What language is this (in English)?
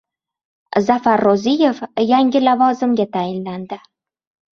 Uzbek